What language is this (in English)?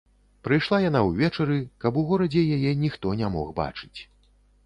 Belarusian